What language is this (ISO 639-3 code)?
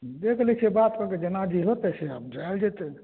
mai